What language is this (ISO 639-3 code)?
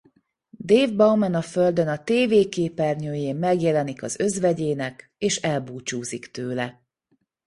hun